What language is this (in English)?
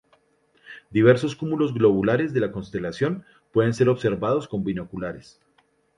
Spanish